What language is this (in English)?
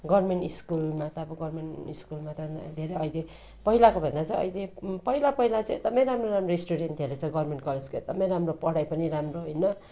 Nepali